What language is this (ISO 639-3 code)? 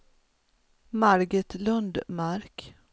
swe